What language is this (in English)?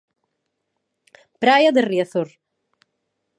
Galician